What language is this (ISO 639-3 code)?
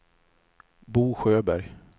swe